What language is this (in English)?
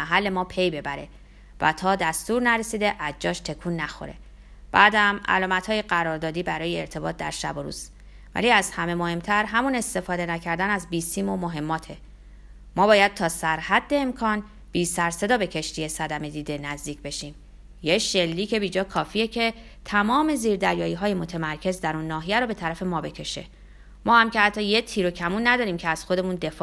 Persian